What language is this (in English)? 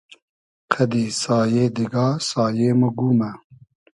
Hazaragi